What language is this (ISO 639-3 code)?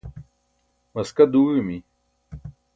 bsk